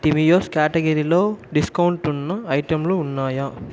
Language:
Telugu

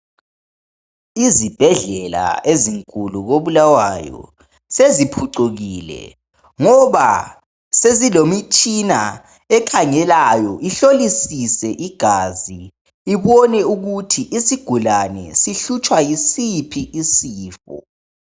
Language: North Ndebele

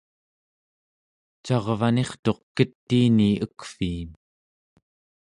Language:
Central Yupik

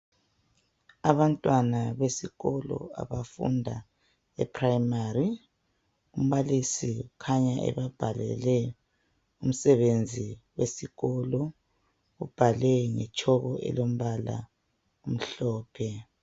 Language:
North Ndebele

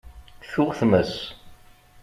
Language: Kabyle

